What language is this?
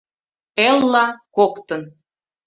Mari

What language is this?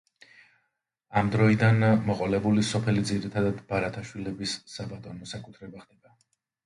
Georgian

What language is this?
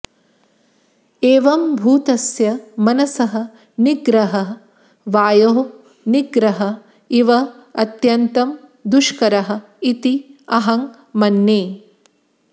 Sanskrit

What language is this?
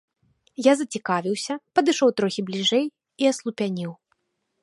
Belarusian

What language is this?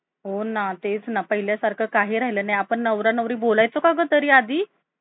Marathi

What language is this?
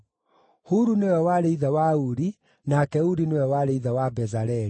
Kikuyu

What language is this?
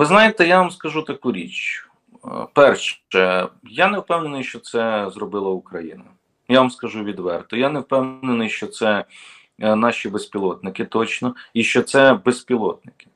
Ukrainian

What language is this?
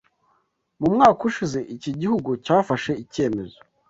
Kinyarwanda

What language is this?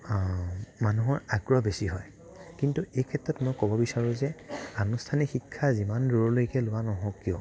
Assamese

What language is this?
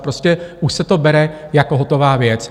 Czech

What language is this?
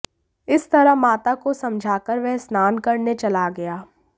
Hindi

